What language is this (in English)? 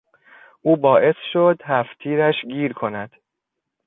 Persian